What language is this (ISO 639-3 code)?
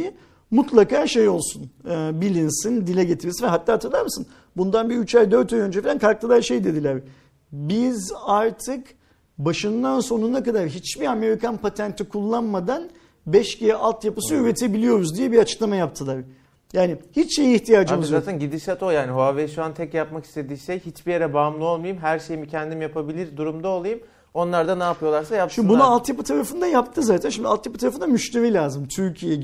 tur